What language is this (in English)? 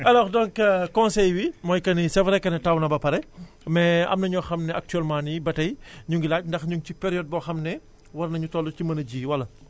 Wolof